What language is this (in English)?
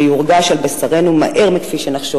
Hebrew